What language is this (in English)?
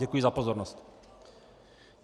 Czech